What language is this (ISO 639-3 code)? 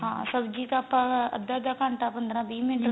pan